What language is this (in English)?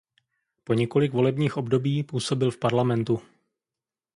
Czech